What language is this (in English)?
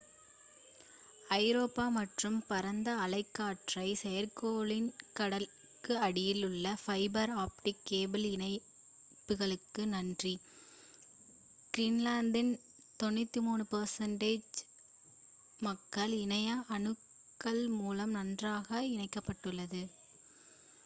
Tamil